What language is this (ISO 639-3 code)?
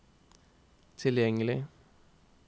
nor